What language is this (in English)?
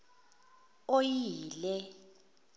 Zulu